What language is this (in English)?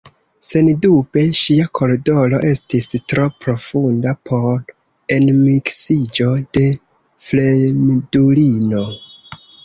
Esperanto